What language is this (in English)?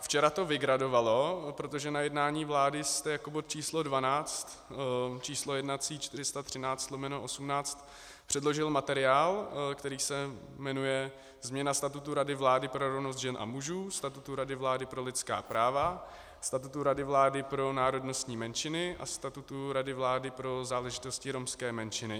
Czech